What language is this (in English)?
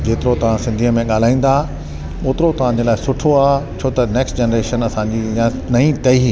Sindhi